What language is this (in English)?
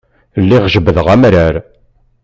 Kabyle